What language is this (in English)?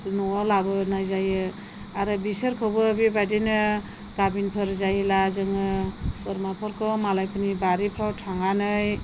Bodo